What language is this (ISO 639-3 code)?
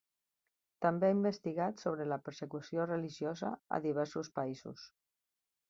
cat